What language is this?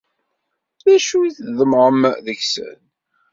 Kabyle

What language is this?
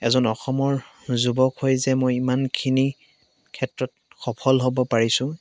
Assamese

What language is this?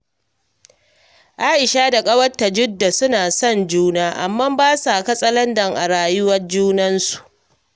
Hausa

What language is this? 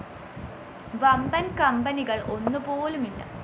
Malayalam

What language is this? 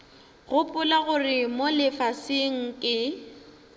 Northern Sotho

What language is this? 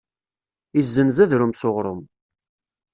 Kabyle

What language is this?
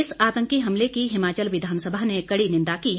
Hindi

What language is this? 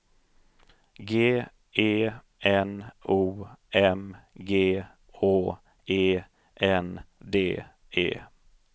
Swedish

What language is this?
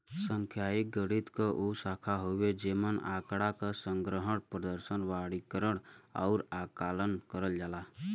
Bhojpuri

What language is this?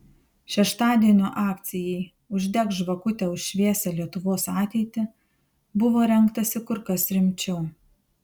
Lithuanian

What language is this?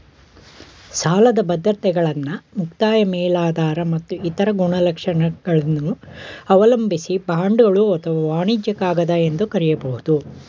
Kannada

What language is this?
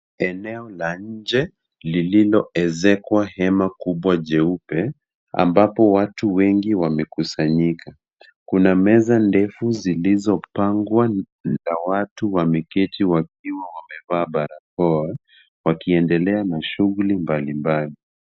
Swahili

